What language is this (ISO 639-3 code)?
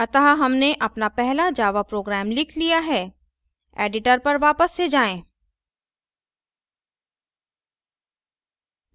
hin